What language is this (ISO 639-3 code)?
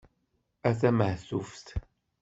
kab